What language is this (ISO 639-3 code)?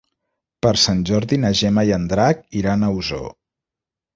cat